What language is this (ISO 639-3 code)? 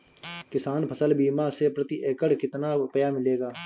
hin